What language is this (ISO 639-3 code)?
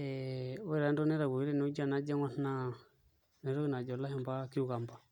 mas